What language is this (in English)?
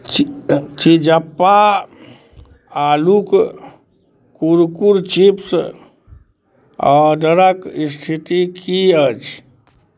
Maithili